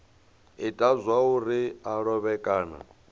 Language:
Venda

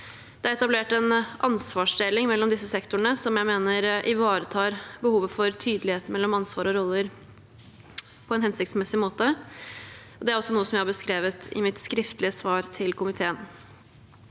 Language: Norwegian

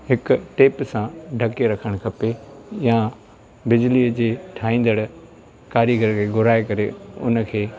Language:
Sindhi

